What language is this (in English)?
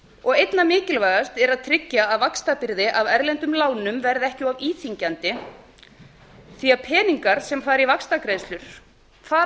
Icelandic